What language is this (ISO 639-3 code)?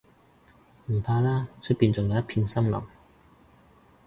yue